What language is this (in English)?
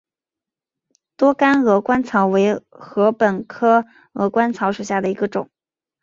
Chinese